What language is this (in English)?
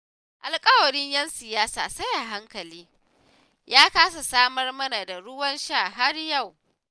Hausa